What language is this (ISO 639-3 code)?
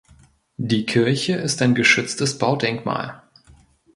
deu